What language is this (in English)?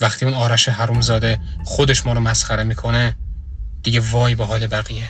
Persian